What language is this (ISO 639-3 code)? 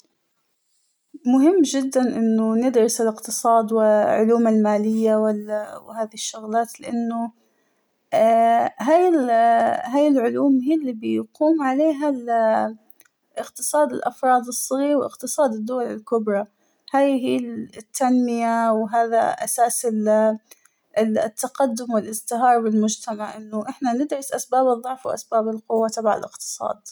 acw